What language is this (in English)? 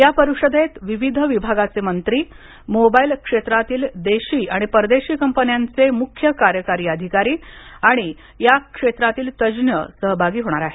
Marathi